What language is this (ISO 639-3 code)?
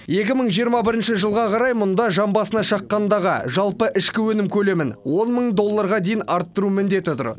kaz